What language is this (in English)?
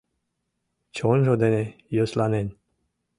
Mari